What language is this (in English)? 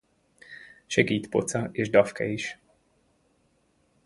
Hungarian